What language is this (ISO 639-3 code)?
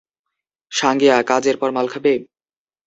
ben